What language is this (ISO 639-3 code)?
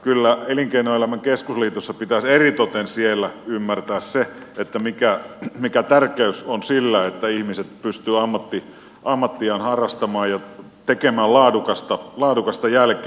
fin